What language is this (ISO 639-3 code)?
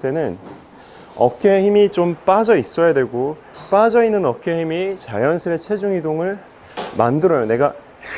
kor